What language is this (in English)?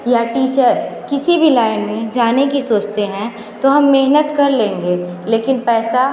Hindi